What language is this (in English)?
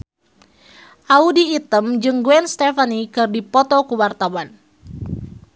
Sundanese